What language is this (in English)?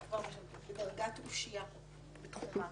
Hebrew